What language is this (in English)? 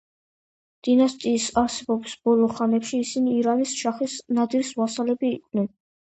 Georgian